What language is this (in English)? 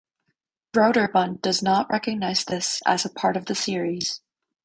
English